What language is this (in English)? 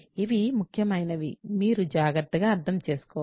Telugu